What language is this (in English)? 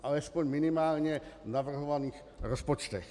Czech